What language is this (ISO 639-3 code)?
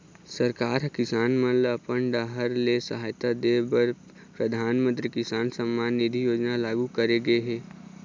hne